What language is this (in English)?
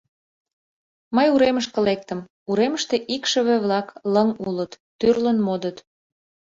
Mari